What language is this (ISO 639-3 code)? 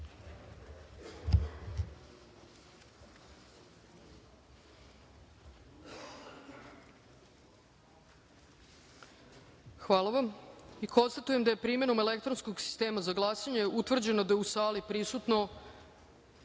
srp